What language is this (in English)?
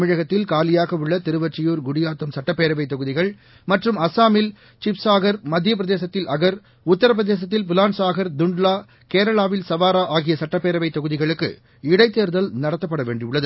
Tamil